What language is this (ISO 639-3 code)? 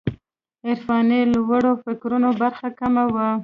pus